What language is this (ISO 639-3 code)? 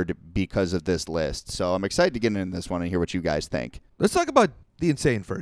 eng